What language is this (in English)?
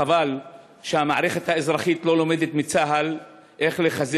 Hebrew